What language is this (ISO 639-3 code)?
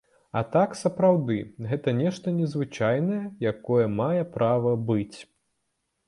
bel